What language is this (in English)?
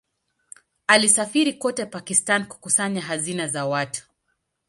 Swahili